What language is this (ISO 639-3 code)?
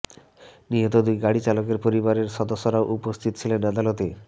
ben